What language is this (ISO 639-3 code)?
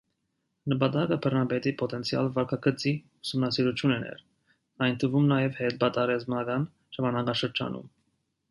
hye